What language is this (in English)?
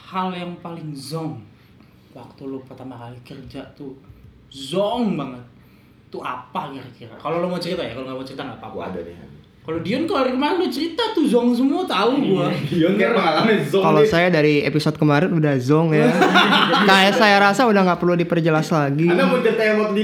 Indonesian